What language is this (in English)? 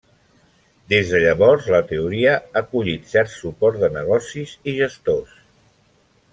Catalan